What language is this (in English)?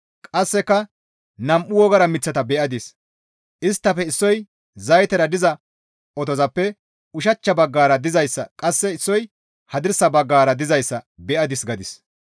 Gamo